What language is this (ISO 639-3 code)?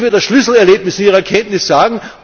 deu